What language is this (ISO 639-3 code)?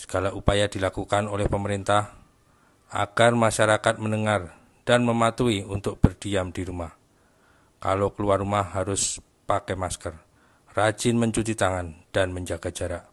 ind